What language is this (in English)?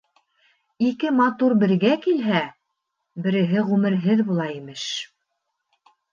Bashkir